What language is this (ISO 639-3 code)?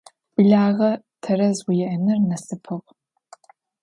ady